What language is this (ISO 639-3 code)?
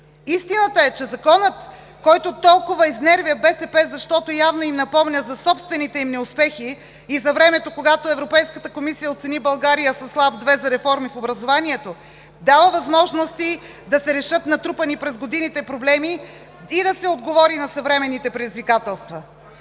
bul